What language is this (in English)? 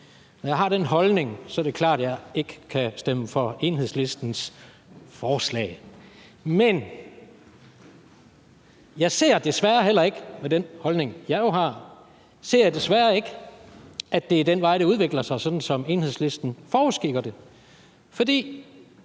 Danish